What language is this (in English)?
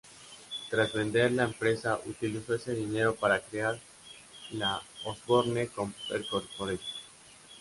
Spanish